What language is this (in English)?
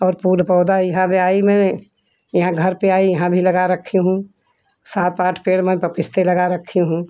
Hindi